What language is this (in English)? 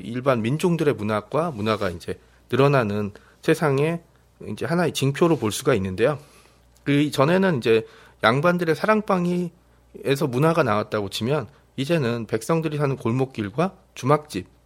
Korean